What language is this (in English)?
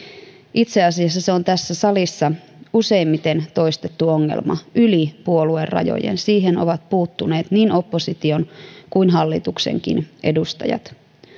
Finnish